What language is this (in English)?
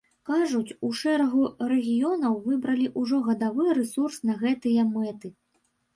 Belarusian